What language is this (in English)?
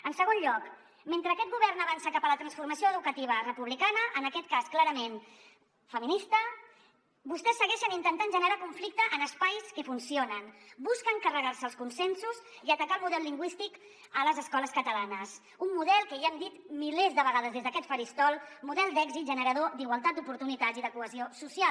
Catalan